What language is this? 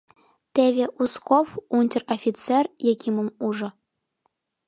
Mari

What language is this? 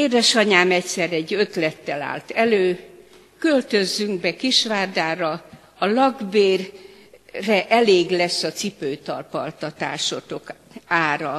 Hungarian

